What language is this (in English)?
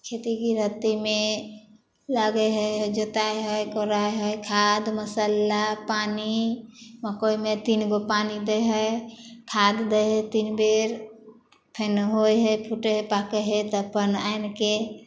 Maithili